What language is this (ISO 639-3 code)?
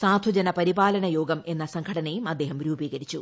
mal